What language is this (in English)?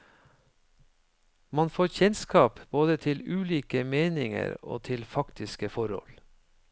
Norwegian